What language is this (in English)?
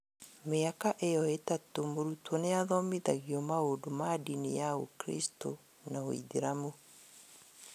Kikuyu